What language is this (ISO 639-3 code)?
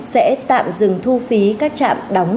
vie